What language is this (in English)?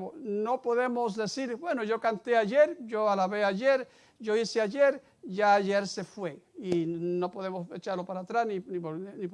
Spanish